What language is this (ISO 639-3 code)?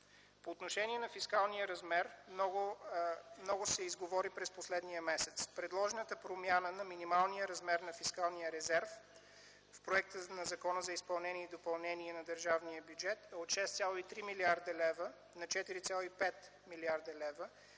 bul